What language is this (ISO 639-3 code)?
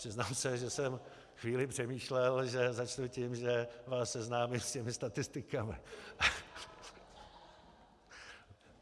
ces